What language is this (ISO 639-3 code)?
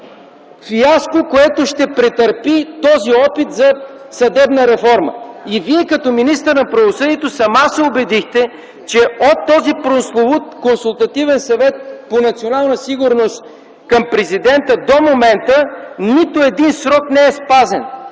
bul